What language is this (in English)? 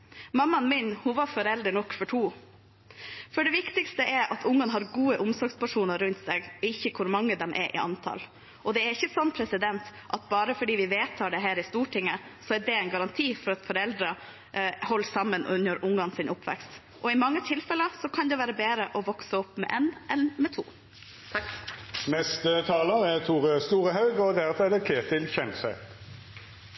Norwegian